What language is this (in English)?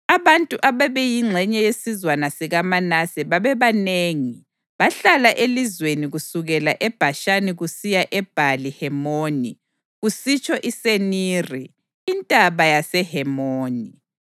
North Ndebele